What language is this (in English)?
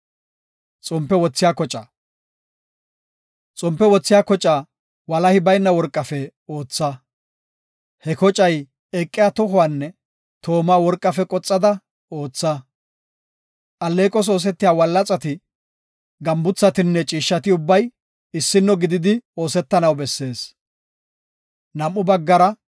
Gofa